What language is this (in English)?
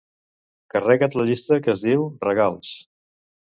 Catalan